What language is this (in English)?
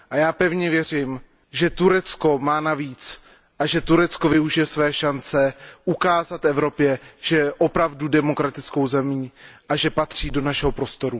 Czech